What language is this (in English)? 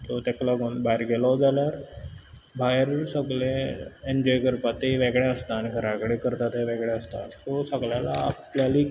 Konkani